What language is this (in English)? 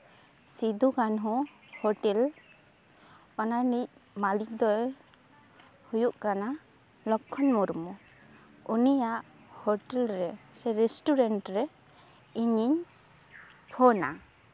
Santali